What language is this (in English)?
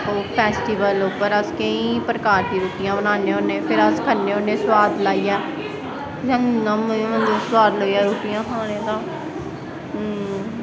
Dogri